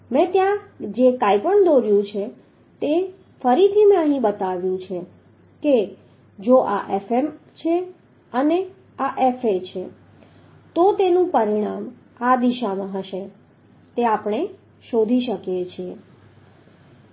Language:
Gujarati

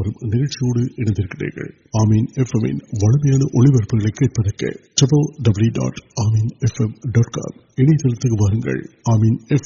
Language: Urdu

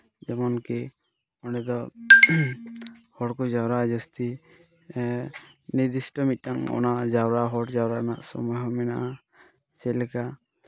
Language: Santali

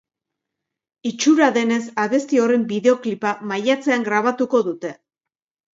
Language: Basque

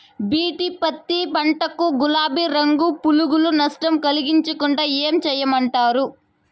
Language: Telugu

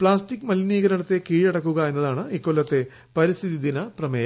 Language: Malayalam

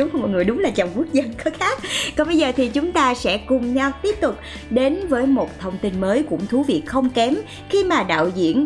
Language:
Vietnamese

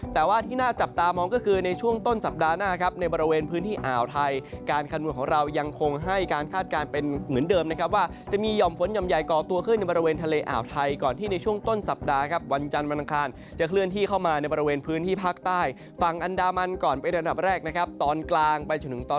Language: Thai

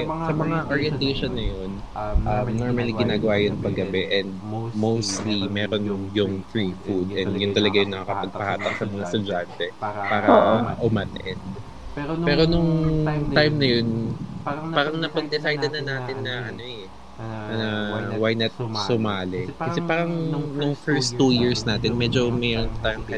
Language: Filipino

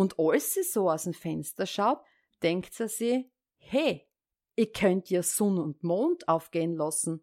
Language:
German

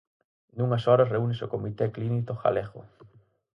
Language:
Galician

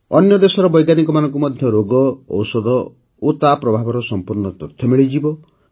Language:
Odia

